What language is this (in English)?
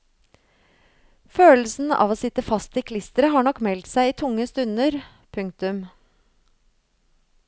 Norwegian